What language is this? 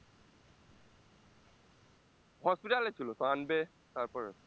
Bangla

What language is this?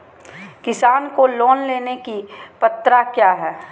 Magahi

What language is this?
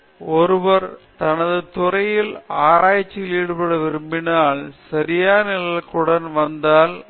Tamil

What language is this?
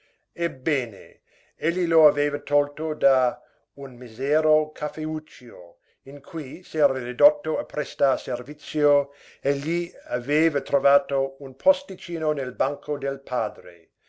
Italian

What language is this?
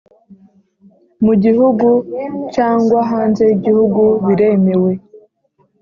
Kinyarwanda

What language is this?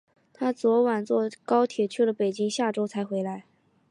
Chinese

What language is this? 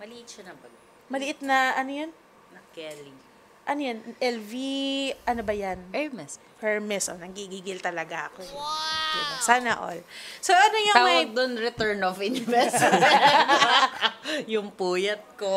Filipino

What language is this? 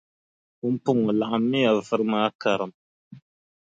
Dagbani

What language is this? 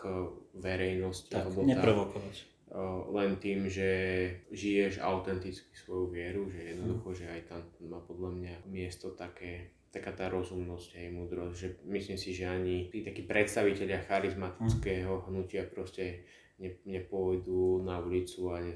Slovak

